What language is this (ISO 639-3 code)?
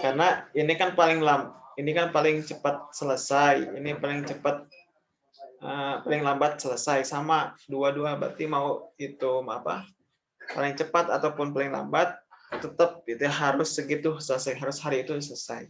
ind